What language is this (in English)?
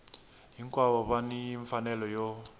Tsonga